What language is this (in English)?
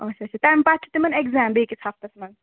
Kashmiri